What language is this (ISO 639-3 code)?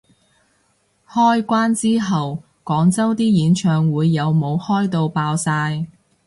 yue